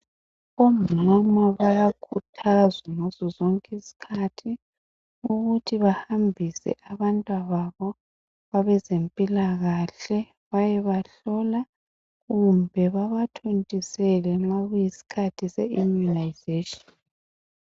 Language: North Ndebele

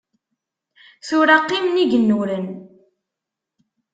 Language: Kabyle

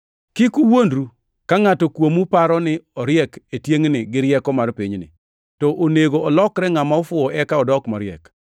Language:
Luo (Kenya and Tanzania)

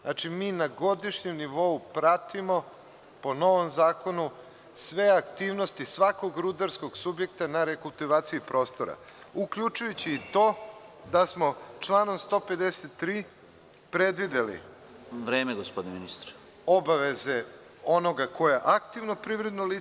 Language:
Serbian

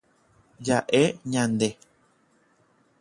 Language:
Guarani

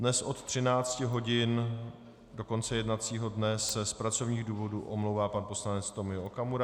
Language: Czech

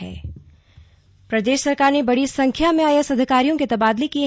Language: Hindi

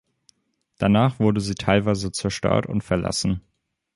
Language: German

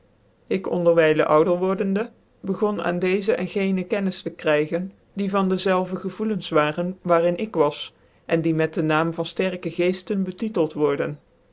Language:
Dutch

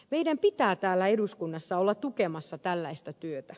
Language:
Finnish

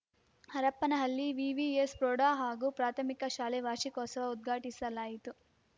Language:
Kannada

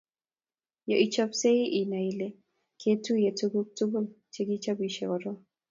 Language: Kalenjin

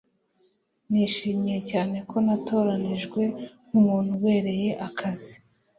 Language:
Kinyarwanda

